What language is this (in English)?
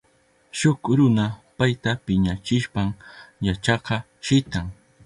Southern Pastaza Quechua